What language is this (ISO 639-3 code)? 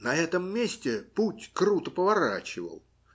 rus